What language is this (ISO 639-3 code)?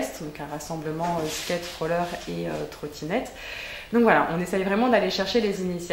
fra